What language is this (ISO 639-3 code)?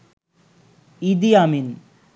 ben